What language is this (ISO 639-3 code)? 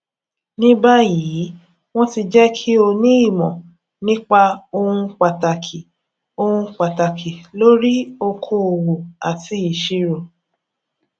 yor